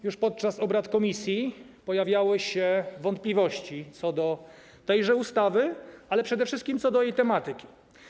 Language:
Polish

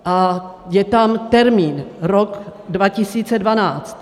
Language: Czech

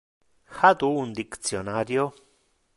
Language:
Interlingua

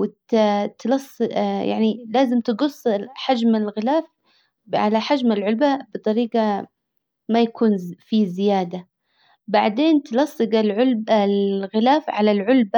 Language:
Hijazi Arabic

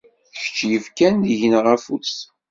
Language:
Kabyle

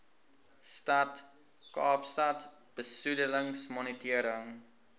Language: Afrikaans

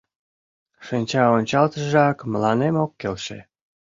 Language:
Mari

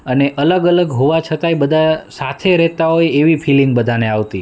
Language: Gujarati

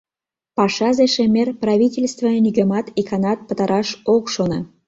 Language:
Mari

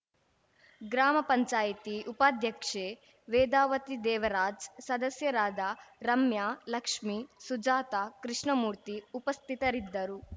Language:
Kannada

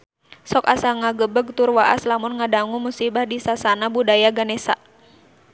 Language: Sundanese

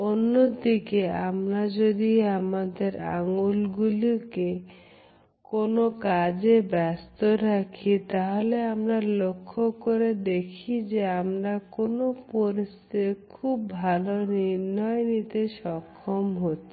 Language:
Bangla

